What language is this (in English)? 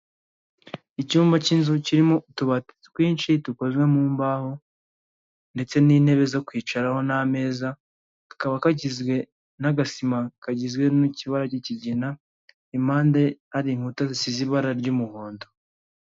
Kinyarwanda